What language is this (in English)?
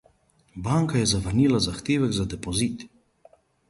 Slovenian